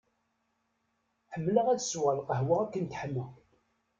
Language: Kabyle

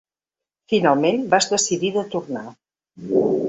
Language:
Catalan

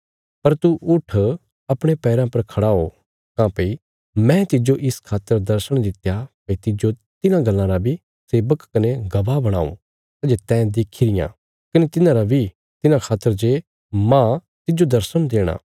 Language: Bilaspuri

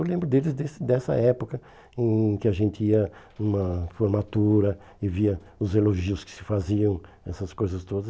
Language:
Portuguese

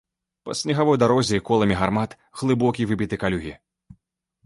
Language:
Belarusian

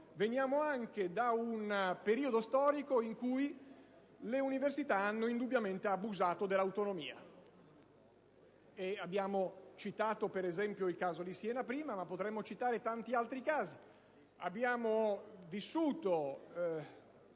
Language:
Italian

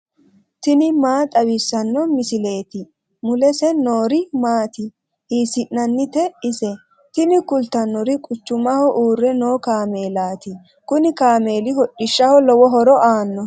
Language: Sidamo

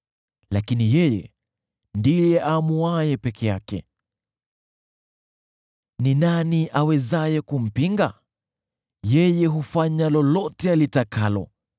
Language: Swahili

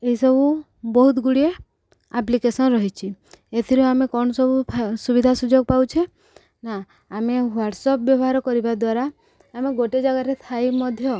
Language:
Odia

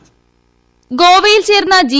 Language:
Malayalam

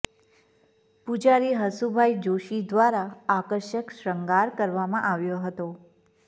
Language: Gujarati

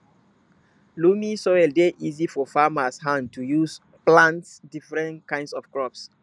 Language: Nigerian Pidgin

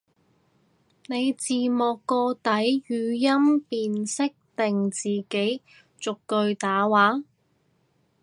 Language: Cantonese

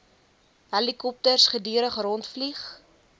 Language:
Afrikaans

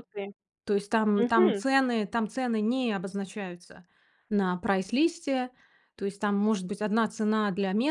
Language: Russian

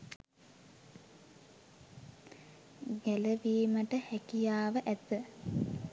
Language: Sinhala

